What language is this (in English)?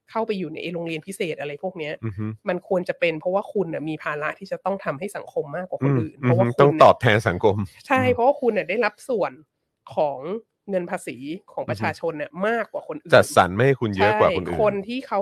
Thai